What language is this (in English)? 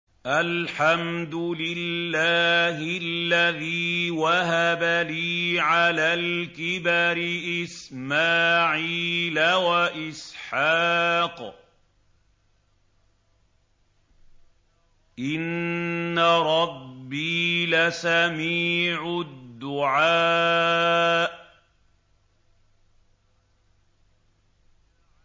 Arabic